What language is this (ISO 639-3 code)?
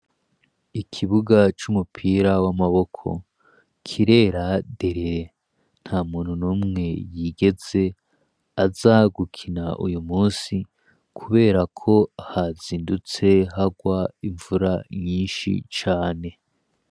run